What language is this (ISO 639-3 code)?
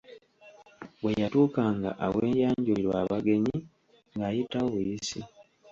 lug